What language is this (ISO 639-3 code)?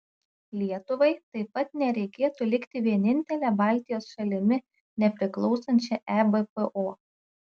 lit